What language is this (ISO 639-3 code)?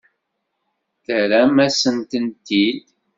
kab